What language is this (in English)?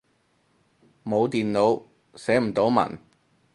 Cantonese